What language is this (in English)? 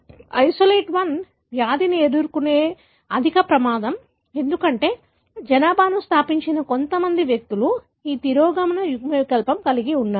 Telugu